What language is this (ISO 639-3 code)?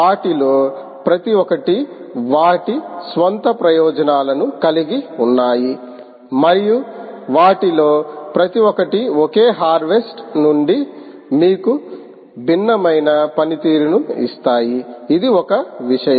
tel